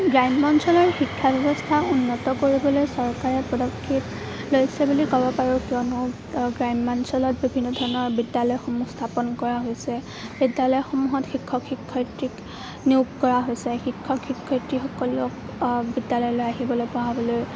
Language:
Assamese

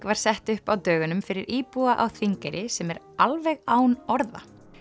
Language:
Icelandic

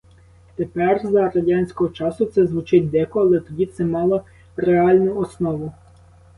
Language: Ukrainian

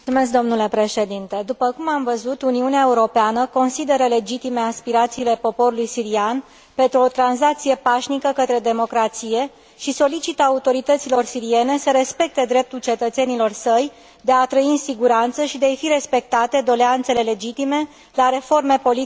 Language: Romanian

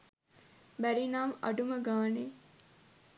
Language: Sinhala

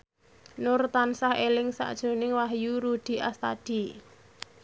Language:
Javanese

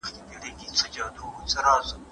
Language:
Pashto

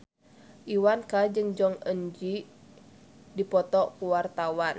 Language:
Sundanese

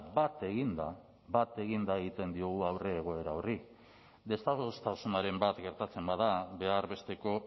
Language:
Basque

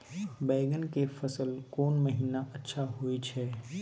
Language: Maithili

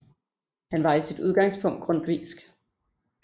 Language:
Danish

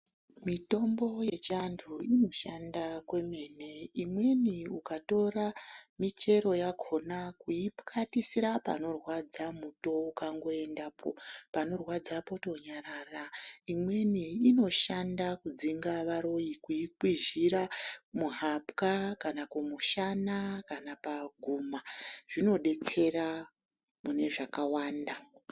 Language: Ndau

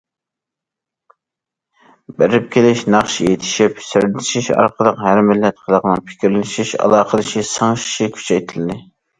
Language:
Uyghur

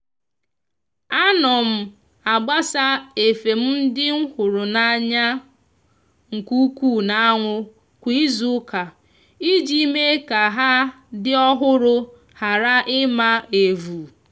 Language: Igbo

